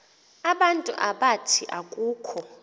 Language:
Xhosa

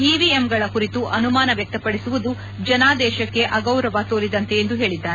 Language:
Kannada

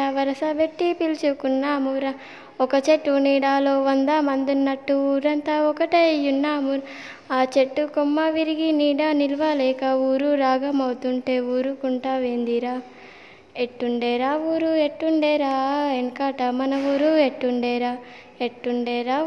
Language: Telugu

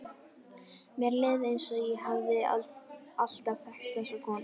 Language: Icelandic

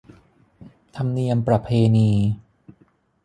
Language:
Thai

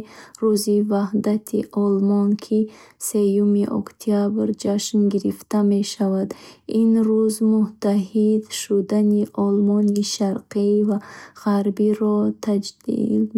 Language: Bukharic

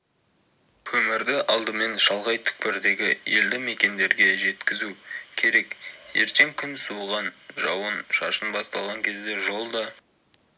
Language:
Kazakh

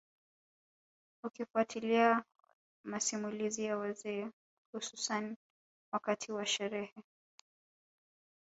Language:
Swahili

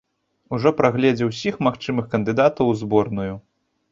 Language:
Belarusian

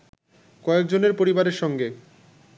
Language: Bangla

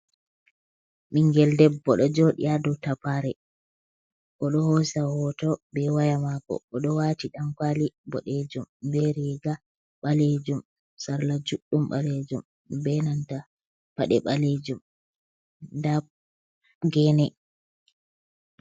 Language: Fula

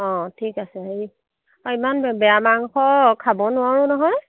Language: Assamese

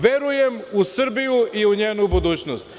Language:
Serbian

